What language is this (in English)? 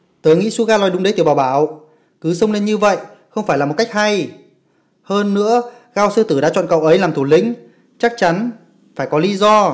Vietnamese